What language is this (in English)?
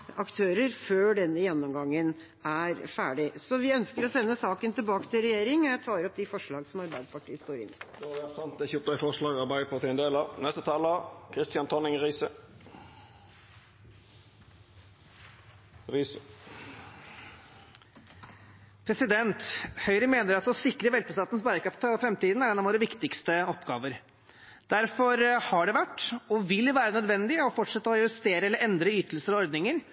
Norwegian